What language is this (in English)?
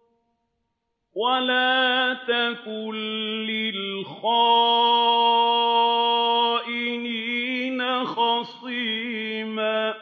Arabic